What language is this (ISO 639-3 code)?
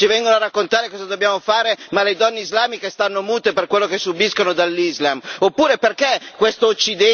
ita